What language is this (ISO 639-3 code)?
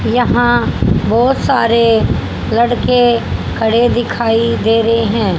hin